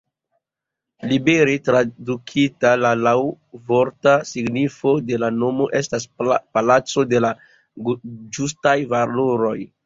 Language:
Esperanto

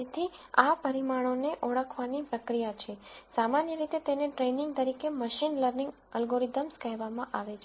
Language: Gujarati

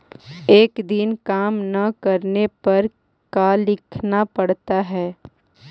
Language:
Magahi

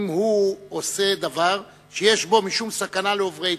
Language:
Hebrew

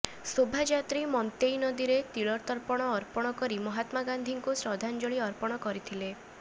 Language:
Odia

